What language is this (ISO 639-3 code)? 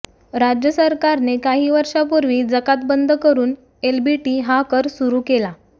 mar